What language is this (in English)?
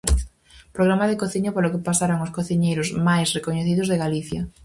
Galician